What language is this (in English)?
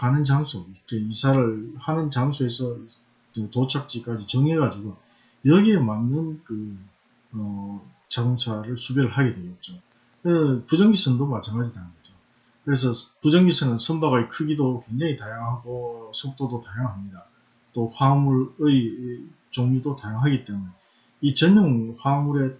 Korean